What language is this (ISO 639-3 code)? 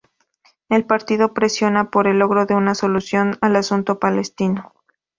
spa